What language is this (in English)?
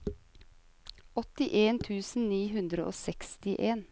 Norwegian